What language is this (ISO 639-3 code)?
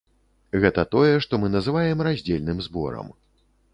bel